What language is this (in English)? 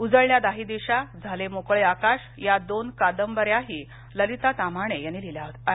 Marathi